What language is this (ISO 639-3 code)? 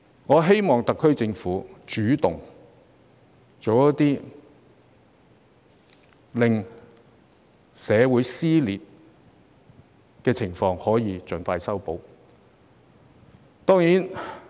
yue